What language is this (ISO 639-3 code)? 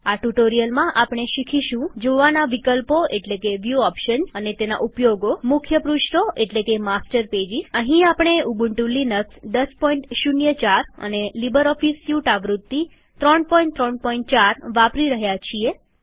guj